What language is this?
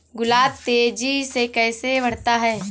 Hindi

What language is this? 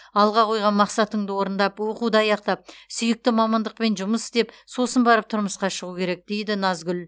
Kazakh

